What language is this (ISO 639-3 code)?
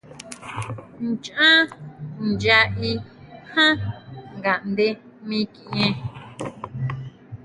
mau